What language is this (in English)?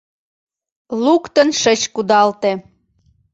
Mari